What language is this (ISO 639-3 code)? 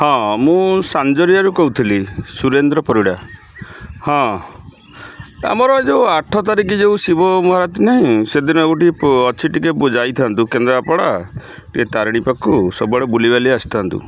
ori